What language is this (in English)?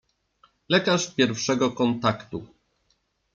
Polish